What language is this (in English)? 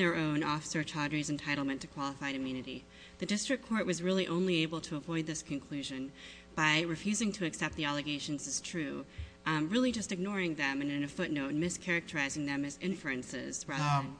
English